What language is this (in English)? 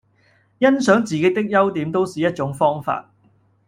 Cantonese